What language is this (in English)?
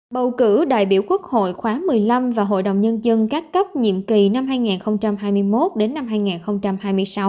Vietnamese